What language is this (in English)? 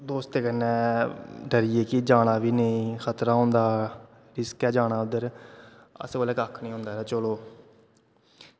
Dogri